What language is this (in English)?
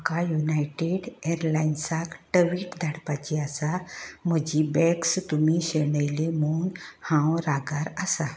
Konkani